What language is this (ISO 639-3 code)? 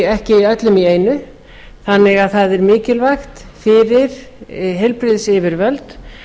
isl